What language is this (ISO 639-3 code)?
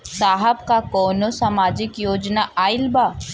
bho